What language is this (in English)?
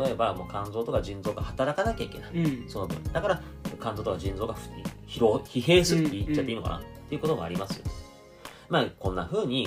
Japanese